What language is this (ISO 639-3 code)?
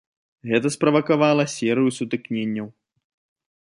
bel